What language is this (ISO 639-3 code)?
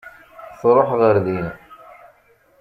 kab